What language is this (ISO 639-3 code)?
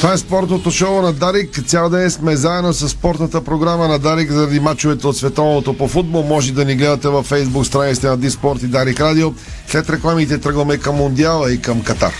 bul